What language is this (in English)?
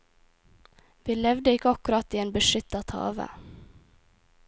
Norwegian